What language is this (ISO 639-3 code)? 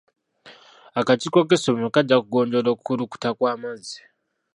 lug